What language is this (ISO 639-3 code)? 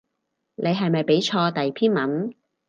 yue